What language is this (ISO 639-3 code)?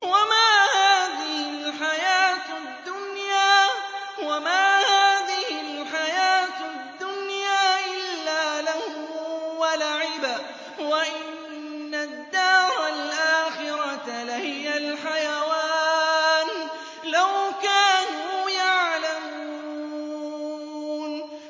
ara